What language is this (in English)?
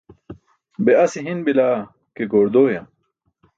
Burushaski